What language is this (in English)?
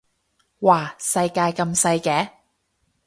Cantonese